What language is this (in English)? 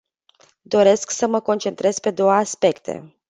Romanian